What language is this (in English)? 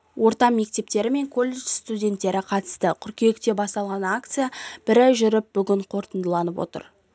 Kazakh